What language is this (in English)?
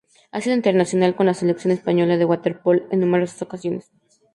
Spanish